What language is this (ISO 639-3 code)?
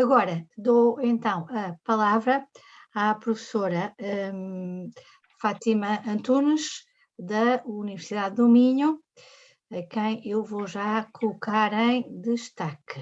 por